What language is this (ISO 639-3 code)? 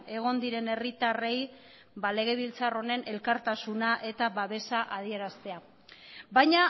eus